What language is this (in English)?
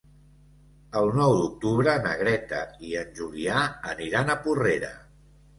Catalan